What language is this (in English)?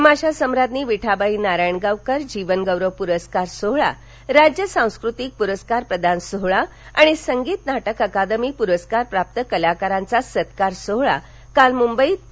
Marathi